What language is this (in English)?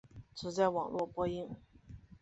Chinese